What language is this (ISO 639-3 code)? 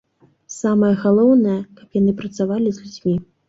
bel